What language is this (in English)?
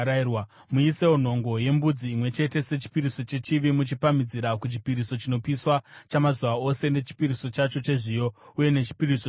Shona